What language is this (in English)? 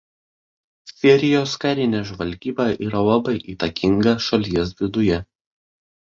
Lithuanian